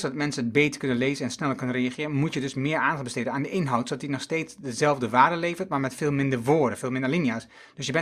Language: Dutch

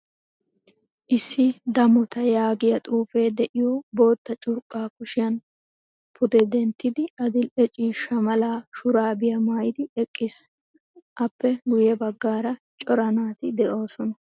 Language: Wolaytta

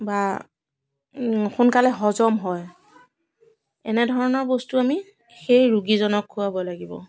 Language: Assamese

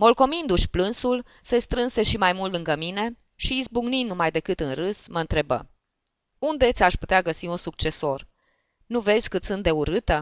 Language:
Romanian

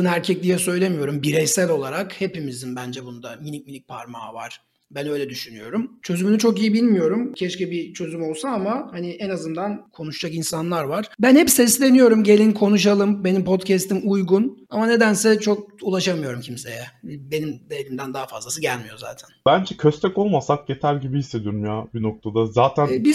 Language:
Turkish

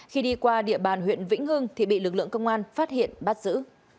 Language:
Vietnamese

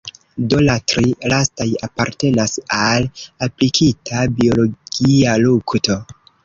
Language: Esperanto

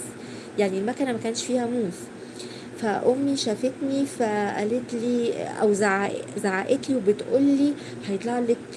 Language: Arabic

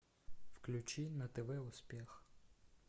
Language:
Russian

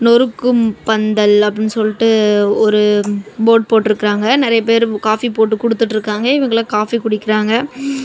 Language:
Tamil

